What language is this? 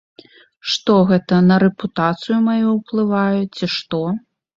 Belarusian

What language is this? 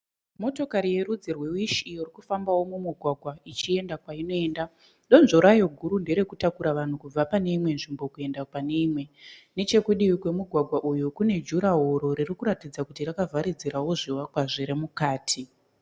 Shona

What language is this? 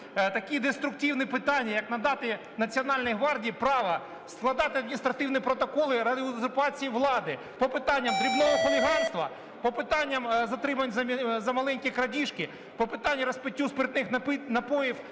Ukrainian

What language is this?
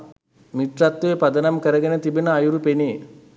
Sinhala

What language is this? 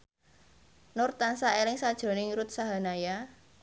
Javanese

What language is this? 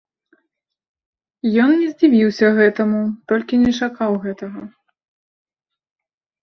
Belarusian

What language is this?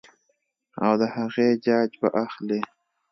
Pashto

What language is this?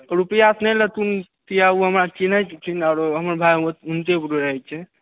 Maithili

